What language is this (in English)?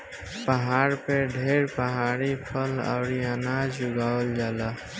Bhojpuri